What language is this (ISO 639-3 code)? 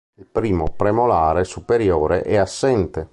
ita